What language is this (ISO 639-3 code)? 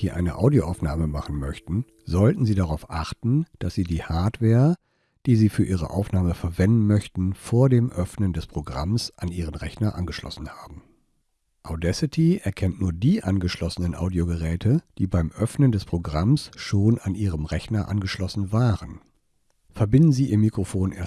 deu